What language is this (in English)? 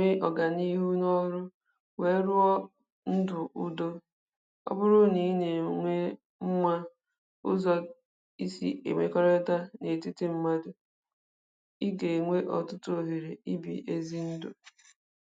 Igbo